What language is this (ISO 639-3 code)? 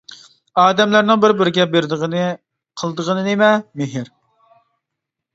uig